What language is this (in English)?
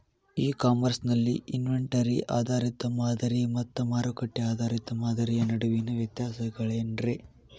Kannada